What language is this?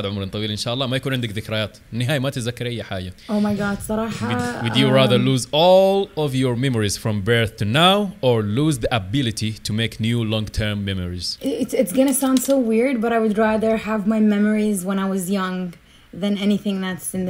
Arabic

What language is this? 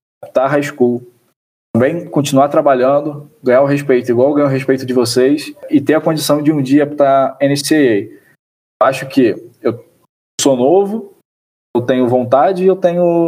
Portuguese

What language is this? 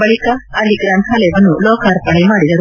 Kannada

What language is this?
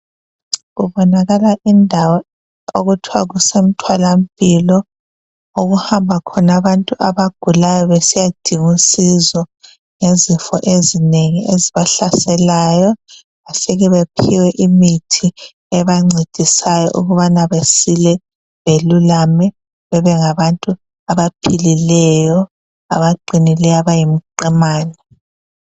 North Ndebele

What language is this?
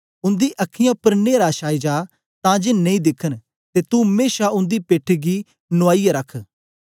Dogri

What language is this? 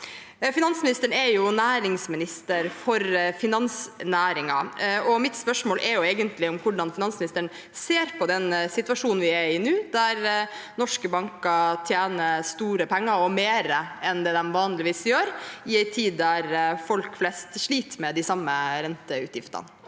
Norwegian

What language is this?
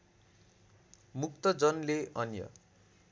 Nepali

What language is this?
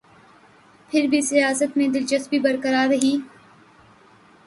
Urdu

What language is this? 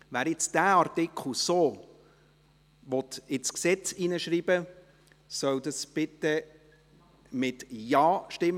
Swiss German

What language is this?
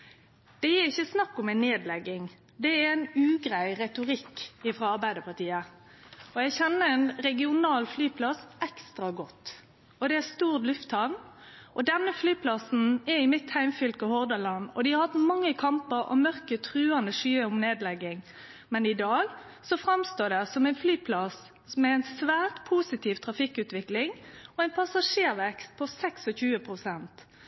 Norwegian Nynorsk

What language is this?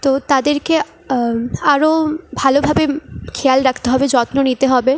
Bangla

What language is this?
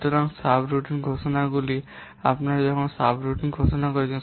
Bangla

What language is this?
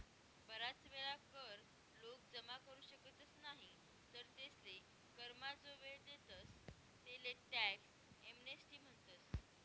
Marathi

